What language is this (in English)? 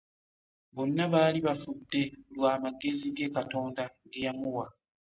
Ganda